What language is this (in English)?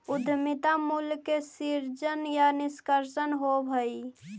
Magahi